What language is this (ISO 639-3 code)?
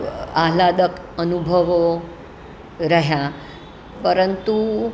guj